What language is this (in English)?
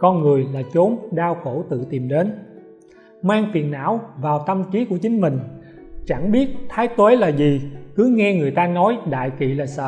Vietnamese